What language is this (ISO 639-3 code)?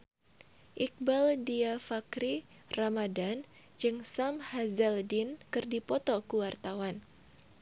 sun